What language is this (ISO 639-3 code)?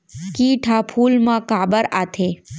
hne